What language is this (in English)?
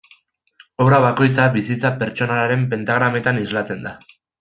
Basque